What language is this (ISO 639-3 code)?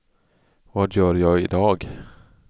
swe